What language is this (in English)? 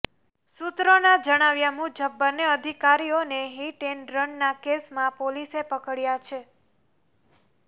Gujarati